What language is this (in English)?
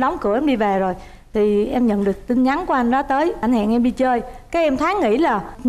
Vietnamese